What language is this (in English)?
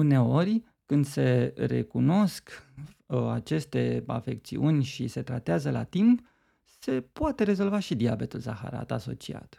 Romanian